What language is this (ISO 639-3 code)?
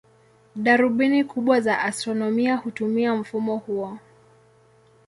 swa